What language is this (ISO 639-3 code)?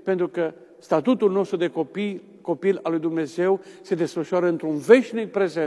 ron